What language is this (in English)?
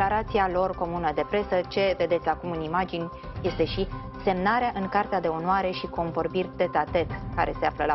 Romanian